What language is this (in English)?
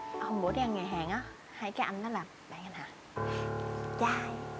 Vietnamese